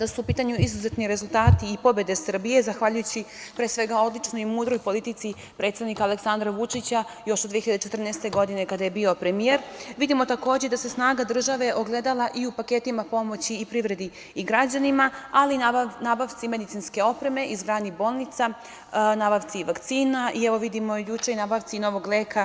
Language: Serbian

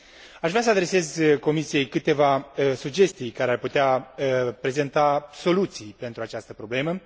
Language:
Romanian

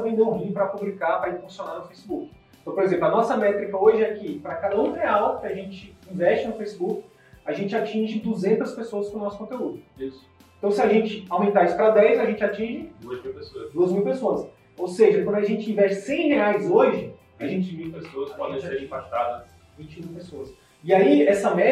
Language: Portuguese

